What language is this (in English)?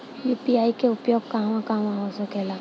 Bhojpuri